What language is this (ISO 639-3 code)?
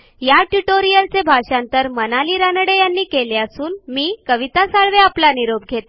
mar